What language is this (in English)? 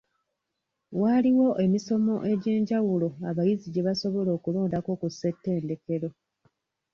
Ganda